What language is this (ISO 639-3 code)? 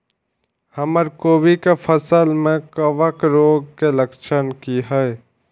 mai